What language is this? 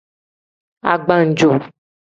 Tem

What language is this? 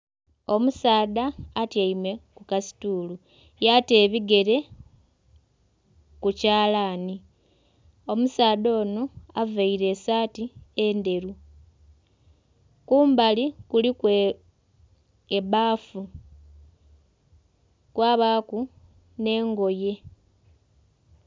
Soga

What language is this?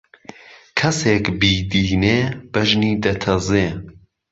Central Kurdish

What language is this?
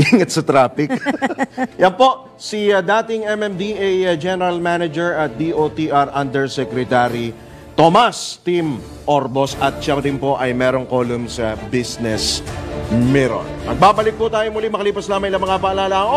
Filipino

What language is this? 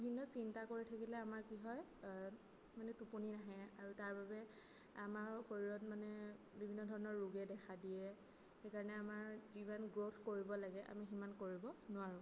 Assamese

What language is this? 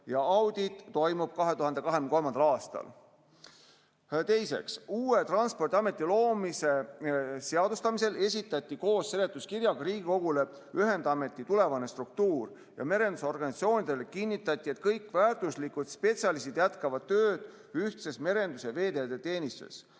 Estonian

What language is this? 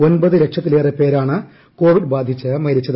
Malayalam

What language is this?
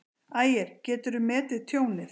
Icelandic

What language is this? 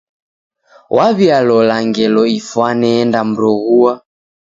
Taita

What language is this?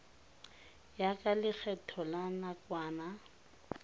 Tswana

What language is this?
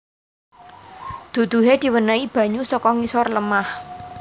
Javanese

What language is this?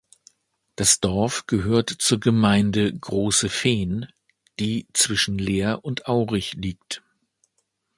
German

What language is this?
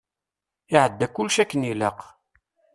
Kabyle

